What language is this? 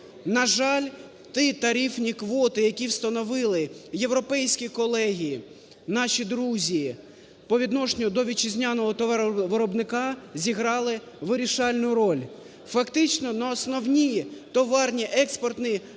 Ukrainian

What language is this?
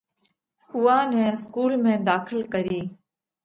Parkari Koli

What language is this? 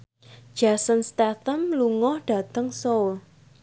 Javanese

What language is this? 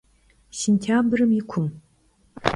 Kabardian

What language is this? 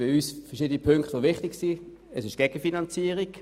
Swiss German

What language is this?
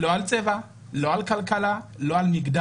Hebrew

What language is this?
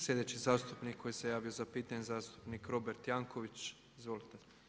Croatian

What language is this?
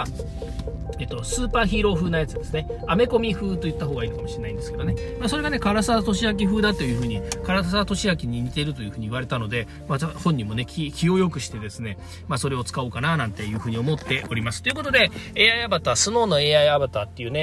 Japanese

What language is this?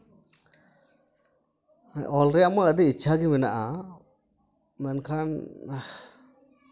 Santali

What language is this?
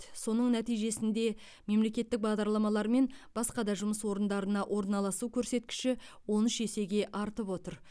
Kazakh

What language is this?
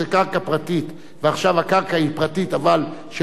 Hebrew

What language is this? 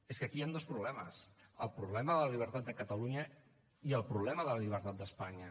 Catalan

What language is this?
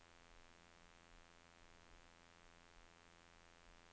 Norwegian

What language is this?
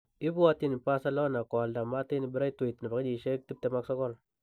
Kalenjin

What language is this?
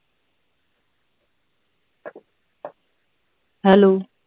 Punjabi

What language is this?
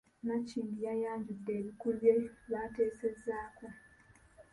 Ganda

